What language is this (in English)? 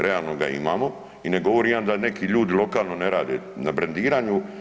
Croatian